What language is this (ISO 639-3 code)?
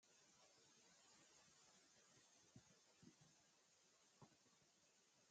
wal